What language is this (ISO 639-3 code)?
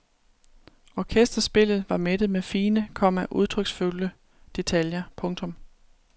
dan